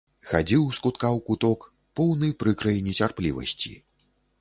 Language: Belarusian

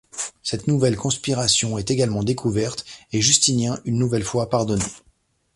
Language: French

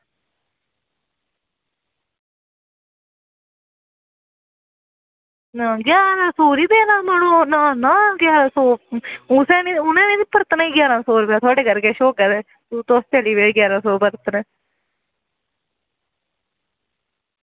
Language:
Dogri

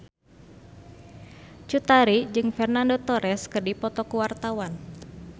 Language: Sundanese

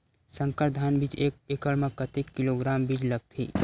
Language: Chhattisgarhi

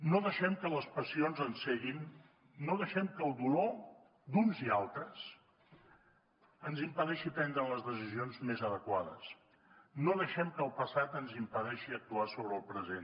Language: Catalan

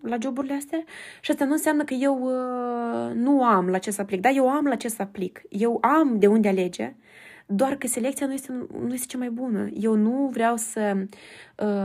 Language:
Romanian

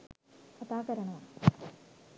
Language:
Sinhala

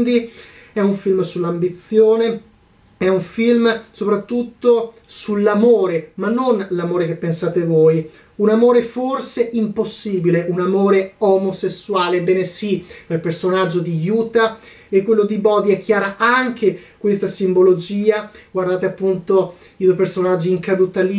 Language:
Italian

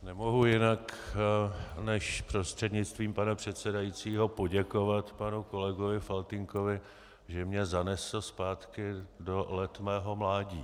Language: Czech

